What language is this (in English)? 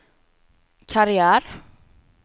Swedish